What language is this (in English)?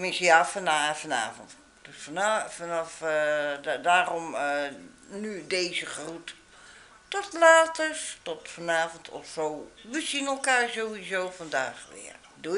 Dutch